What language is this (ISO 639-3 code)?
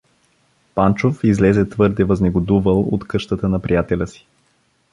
bul